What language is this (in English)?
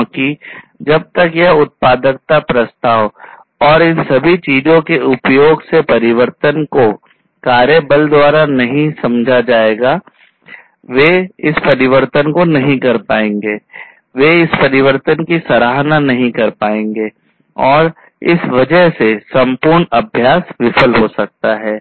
Hindi